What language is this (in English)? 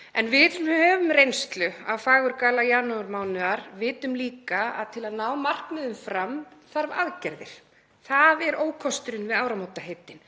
Icelandic